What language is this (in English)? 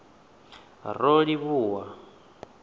Venda